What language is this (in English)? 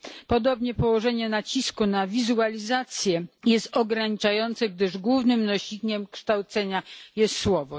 Polish